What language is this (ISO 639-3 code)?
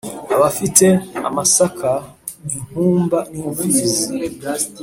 kin